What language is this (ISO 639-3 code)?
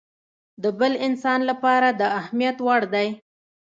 pus